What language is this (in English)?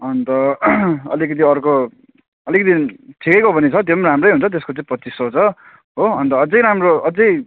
Nepali